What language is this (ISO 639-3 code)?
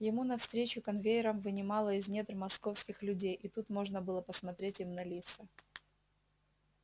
rus